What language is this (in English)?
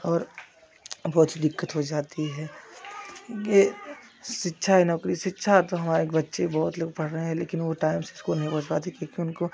Hindi